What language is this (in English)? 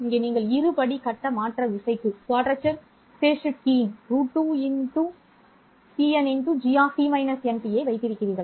Tamil